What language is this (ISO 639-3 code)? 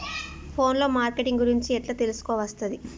tel